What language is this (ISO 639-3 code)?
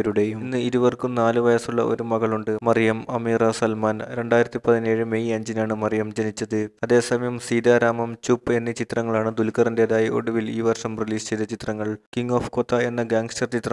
ron